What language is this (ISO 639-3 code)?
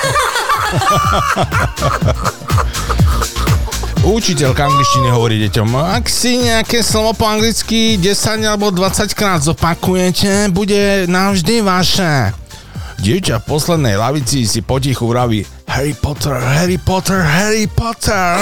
slk